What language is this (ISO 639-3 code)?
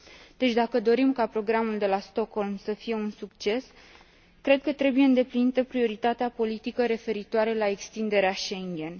ron